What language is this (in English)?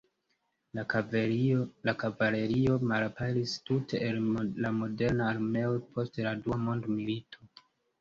Esperanto